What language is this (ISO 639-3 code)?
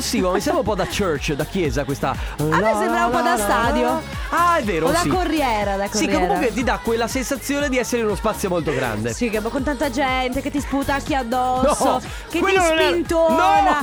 ita